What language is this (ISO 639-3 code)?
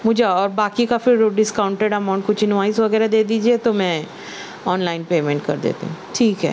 urd